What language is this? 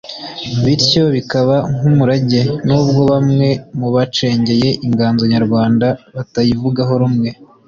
Kinyarwanda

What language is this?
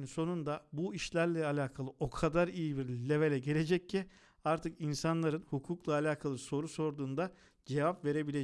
Turkish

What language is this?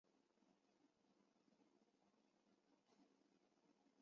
Chinese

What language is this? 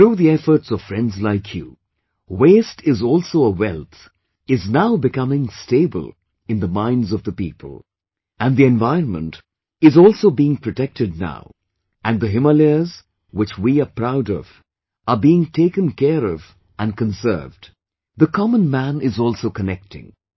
English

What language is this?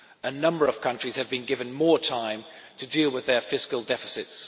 English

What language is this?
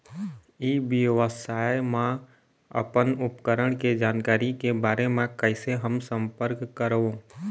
Chhattisgarhi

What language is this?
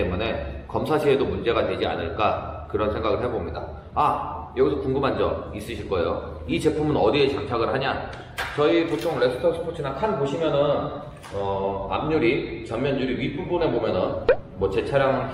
Korean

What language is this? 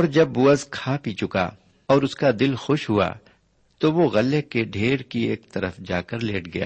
Urdu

